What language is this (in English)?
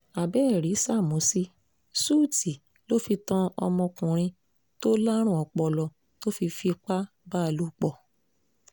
Yoruba